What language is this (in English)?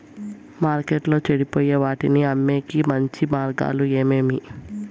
Telugu